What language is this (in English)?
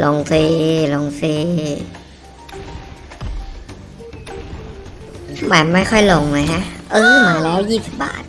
Thai